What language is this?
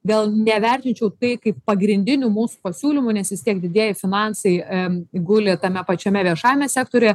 Lithuanian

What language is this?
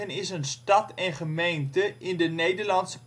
Dutch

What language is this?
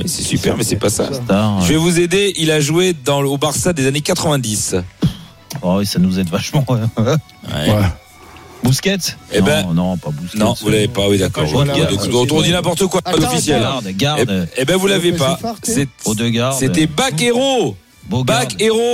French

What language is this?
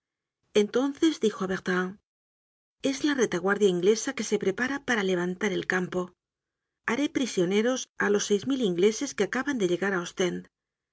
Spanish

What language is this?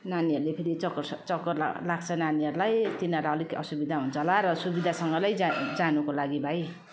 Nepali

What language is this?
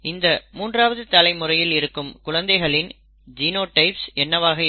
Tamil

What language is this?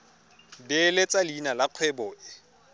Tswana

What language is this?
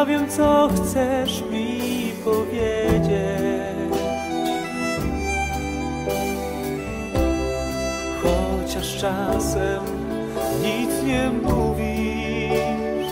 Polish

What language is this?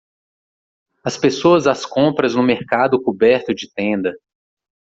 Portuguese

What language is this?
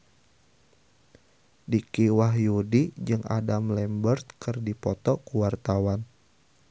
Sundanese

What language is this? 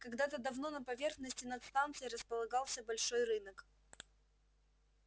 Russian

